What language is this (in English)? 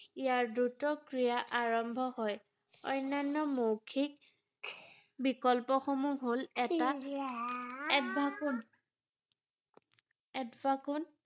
Assamese